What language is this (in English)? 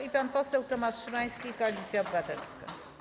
Polish